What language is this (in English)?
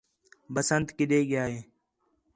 Khetrani